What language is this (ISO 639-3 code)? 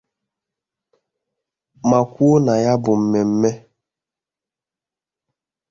ibo